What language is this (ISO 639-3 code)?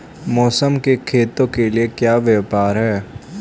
hin